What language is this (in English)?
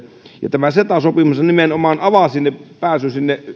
Finnish